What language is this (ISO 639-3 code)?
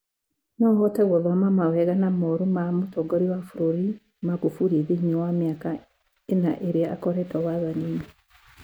kik